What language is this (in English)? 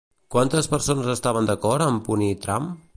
Catalan